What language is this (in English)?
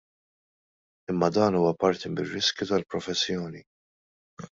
Maltese